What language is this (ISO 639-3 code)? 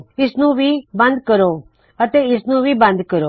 pan